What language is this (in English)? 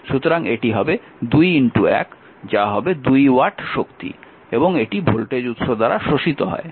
Bangla